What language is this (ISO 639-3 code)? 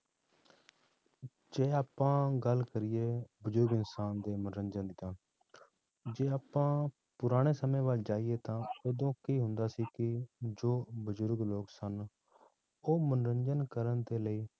pan